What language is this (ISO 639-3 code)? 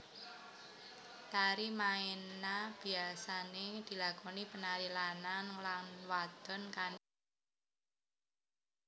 jav